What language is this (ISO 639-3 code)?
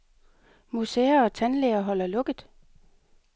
dan